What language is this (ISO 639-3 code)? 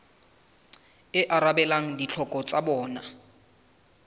sot